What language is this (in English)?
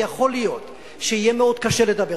Hebrew